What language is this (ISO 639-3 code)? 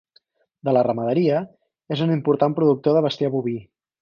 cat